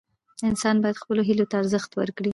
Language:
Pashto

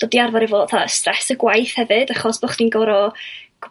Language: Welsh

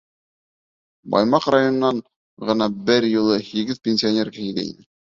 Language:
Bashkir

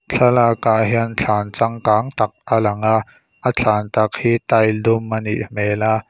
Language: Mizo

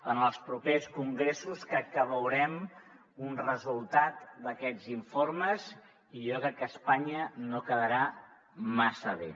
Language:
Catalan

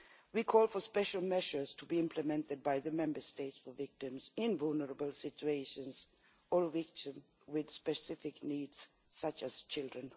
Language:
English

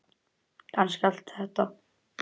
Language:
Icelandic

